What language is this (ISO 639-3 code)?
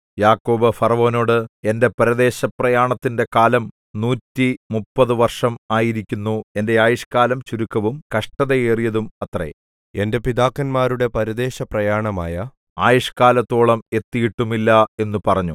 mal